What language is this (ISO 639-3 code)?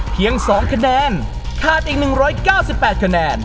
tha